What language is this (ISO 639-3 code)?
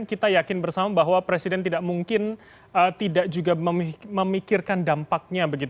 ind